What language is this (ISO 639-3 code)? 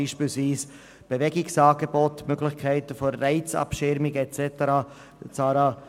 gsw